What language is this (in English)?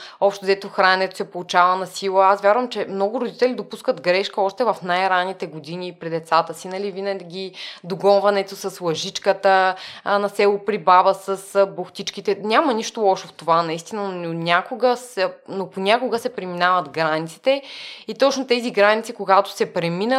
Bulgarian